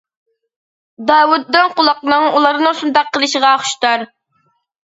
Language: Uyghur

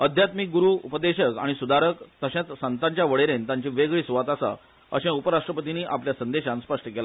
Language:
Konkani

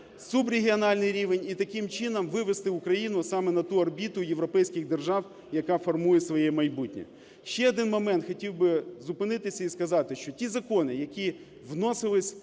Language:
Ukrainian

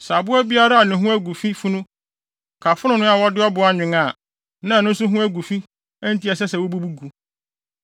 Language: Akan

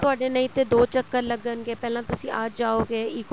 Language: Punjabi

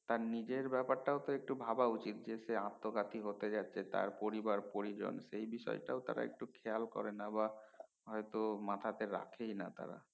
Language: Bangla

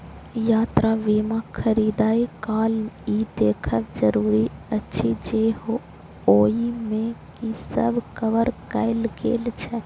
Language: Maithili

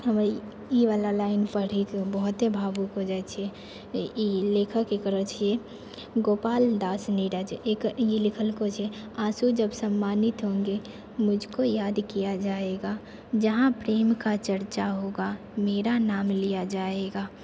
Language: Maithili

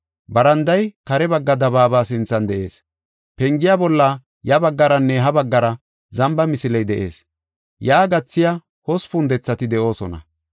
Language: Gofa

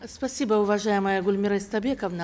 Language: Kazakh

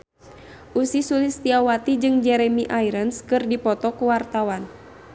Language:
Sundanese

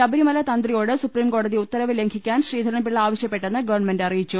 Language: Malayalam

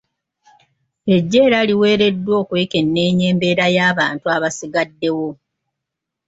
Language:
Ganda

